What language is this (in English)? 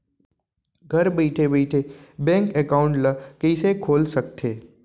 Chhattisgarhi